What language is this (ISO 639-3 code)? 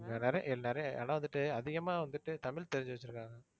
tam